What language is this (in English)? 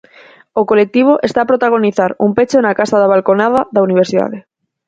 Galician